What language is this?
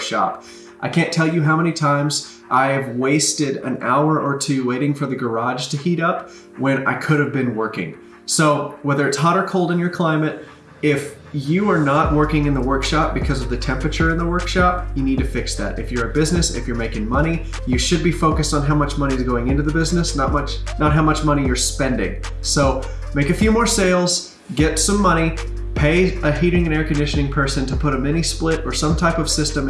English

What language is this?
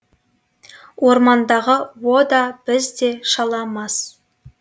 Kazakh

